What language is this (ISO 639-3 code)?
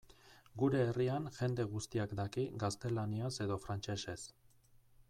eus